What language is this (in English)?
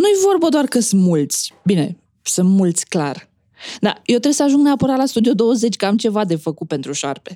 Romanian